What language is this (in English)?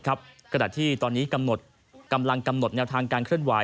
Thai